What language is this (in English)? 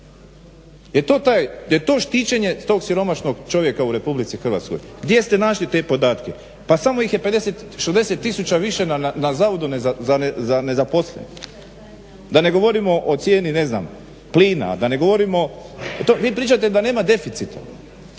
Croatian